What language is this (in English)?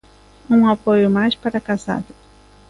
Galician